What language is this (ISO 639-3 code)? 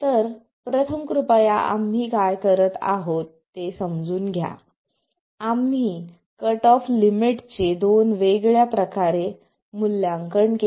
mar